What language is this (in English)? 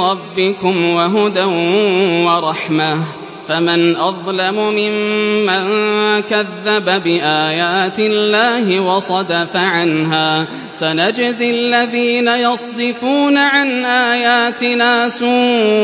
Arabic